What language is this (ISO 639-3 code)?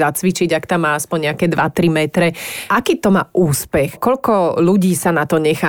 slk